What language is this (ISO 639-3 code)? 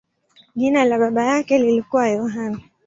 swa